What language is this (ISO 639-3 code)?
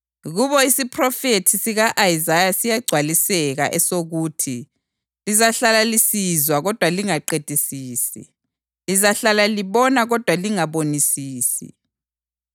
nde